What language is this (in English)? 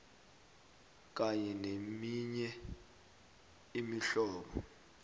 South Ndebele